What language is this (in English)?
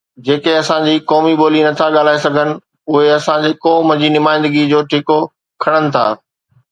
Sindhi